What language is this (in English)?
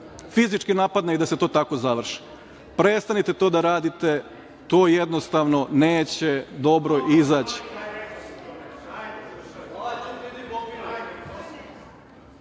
Serbian